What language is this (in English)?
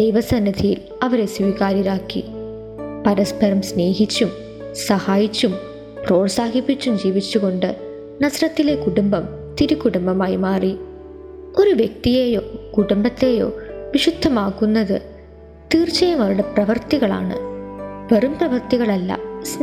Malayalam